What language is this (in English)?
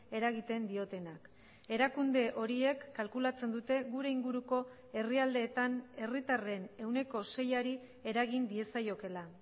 Basque